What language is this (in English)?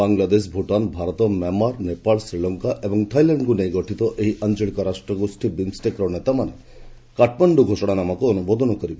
Odia